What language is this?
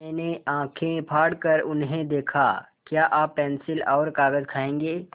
Hindi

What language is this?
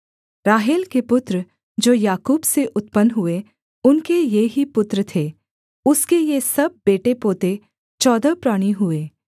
Hindi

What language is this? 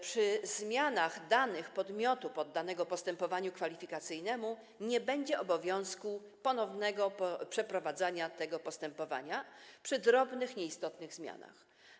Polish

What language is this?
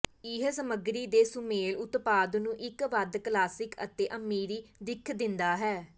Punjabi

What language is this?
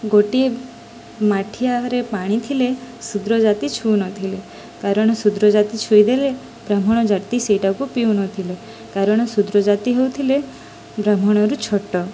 Odia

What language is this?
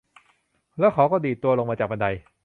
Thai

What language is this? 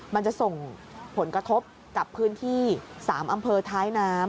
Thai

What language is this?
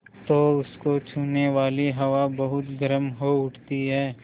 Hindi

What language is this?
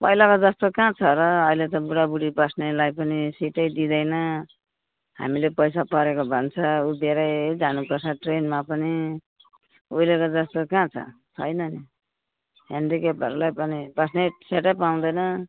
Nepali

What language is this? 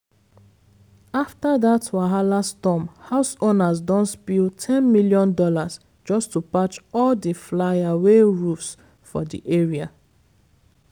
Nigerian Pidgin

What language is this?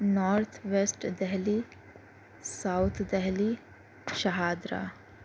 Urdu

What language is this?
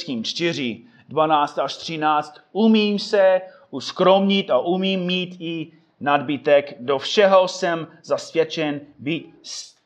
Czech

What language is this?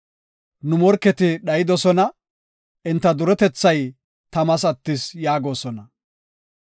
Gofa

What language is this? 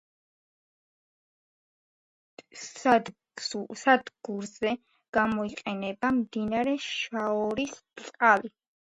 Georgian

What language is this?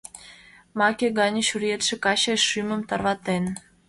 Mari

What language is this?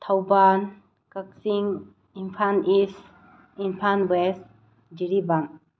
Manipuri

